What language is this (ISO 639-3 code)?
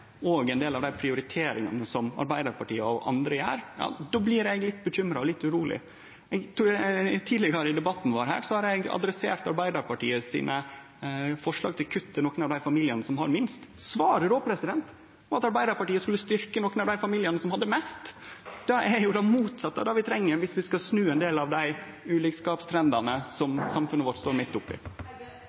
nno